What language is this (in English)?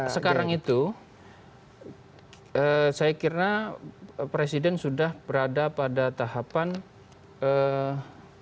Indonesian